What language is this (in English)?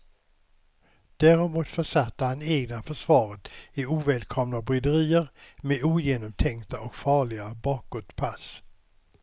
Swedish